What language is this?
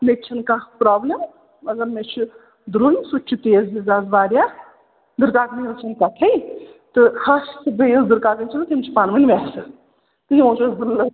Kashmiri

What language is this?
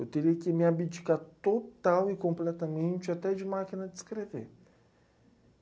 Portuguese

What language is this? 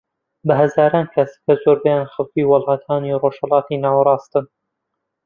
Central Kurdish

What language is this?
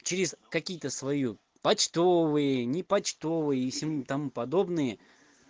Russian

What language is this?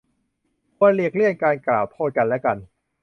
Thai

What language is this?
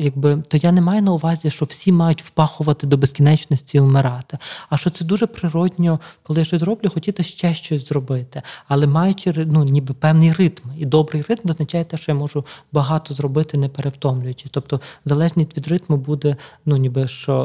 Ukrainian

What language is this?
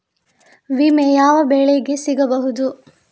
Kannada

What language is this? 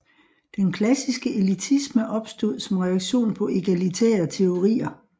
Danish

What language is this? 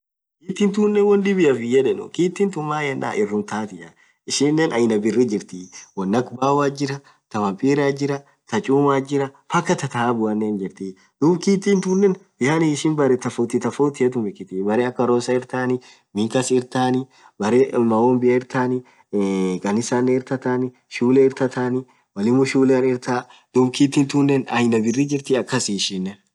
Orma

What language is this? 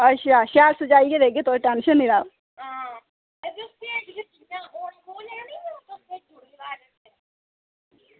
Dogri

